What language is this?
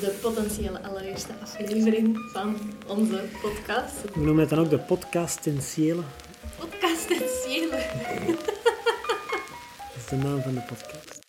Dutch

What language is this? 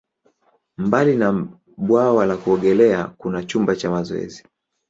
Swahili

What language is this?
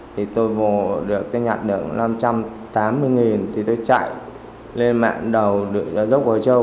Vietnamese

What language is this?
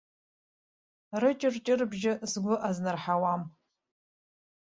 Abkhazian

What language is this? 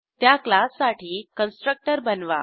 Marathi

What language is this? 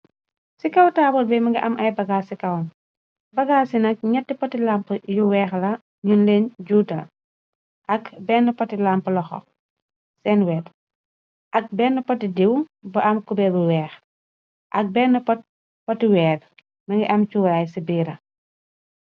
Wolof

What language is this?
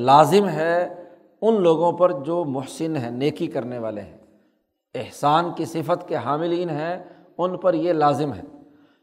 Urdu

